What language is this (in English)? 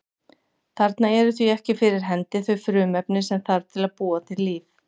Icelandic